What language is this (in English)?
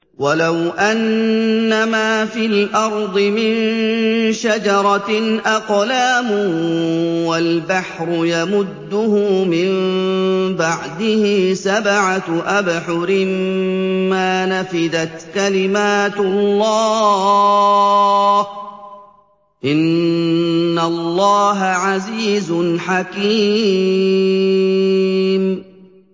Arabic